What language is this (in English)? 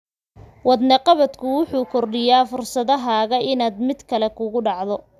Somali